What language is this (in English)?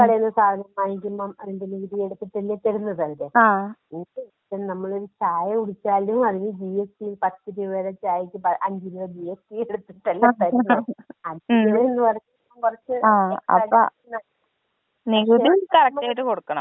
Malayalam